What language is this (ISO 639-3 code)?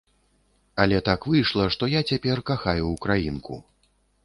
bel